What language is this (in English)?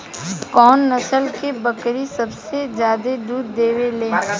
Bhojpuri